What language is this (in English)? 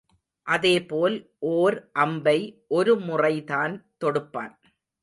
Tamil